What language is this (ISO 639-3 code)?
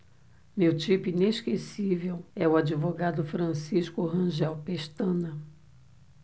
por